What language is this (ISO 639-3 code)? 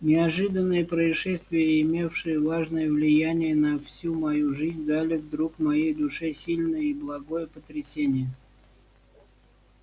rus